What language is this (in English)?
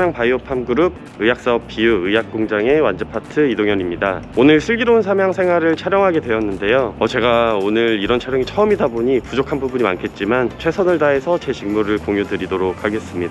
Korean